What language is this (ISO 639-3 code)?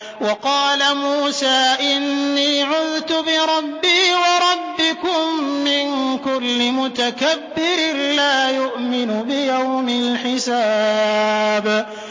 ara